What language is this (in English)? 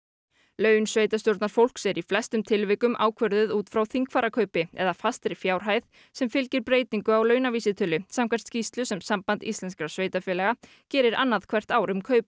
Icelandic